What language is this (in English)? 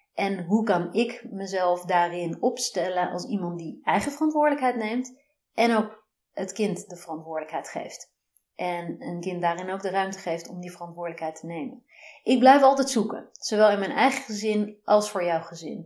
Dutch